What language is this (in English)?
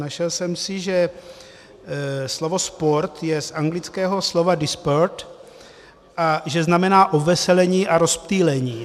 Czech